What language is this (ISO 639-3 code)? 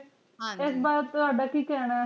pan